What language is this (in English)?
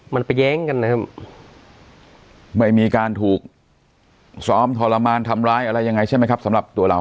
Thai